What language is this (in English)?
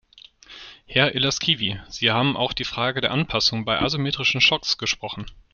German